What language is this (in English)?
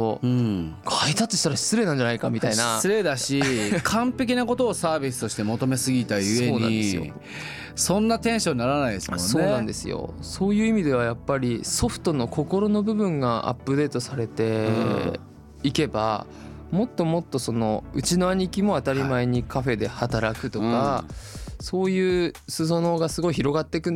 Japanese